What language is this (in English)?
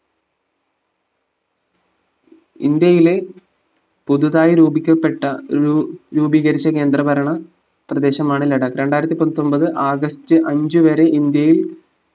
Malayalam